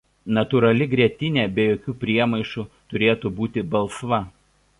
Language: Lithuanian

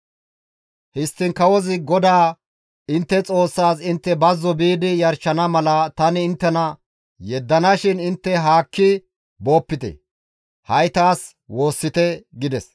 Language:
Gamo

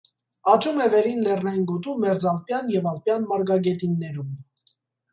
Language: Armenian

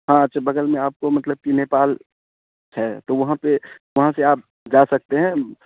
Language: Urdu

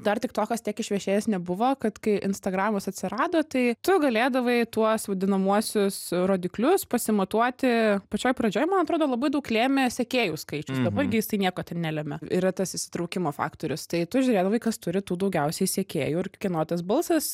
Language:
Lithuanian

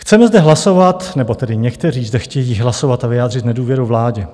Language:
Czech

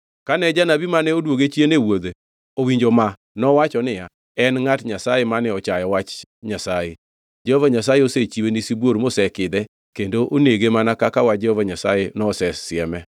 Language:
Luo (Kenya and Tanzania)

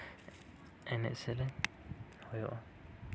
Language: Santali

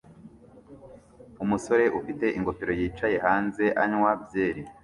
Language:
Kinyarwanda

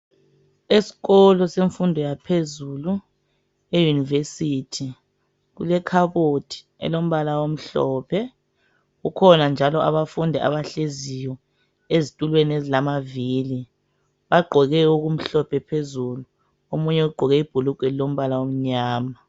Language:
North Ndebele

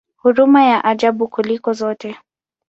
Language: Swahili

